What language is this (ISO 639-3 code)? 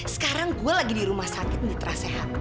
ind